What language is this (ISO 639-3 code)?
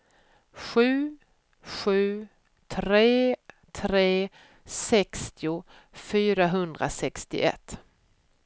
swe